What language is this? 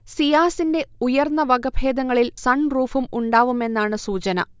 Malayalam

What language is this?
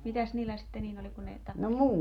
Finnish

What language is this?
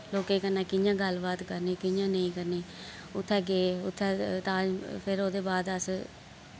Dogri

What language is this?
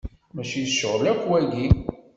Kabyle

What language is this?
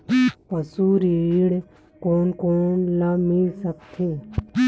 Chhattisgarhi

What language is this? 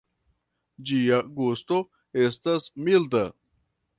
Esperanto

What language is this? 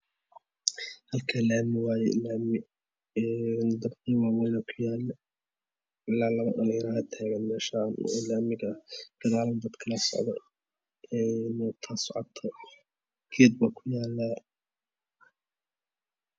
Somali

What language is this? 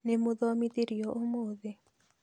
Kikuyu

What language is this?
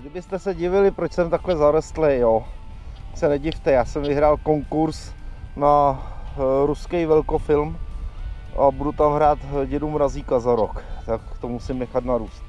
Czech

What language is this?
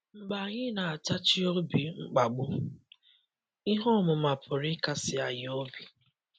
Igbo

